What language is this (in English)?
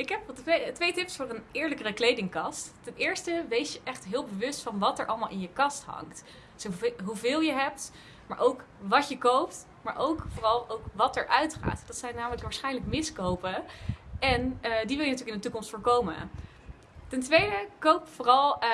Dutch